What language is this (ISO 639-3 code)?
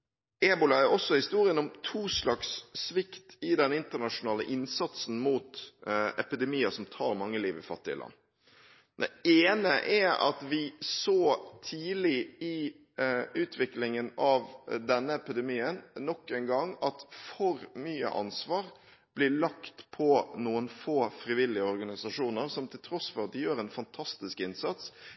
nob